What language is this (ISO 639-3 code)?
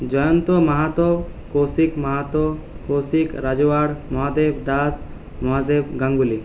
ben